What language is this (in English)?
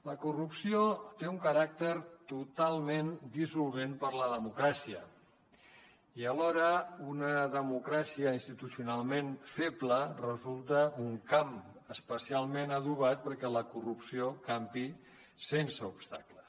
Catalan